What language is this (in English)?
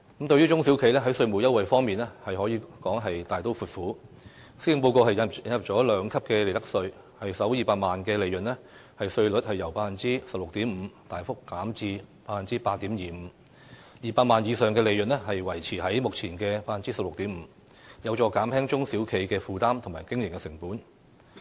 Cantonese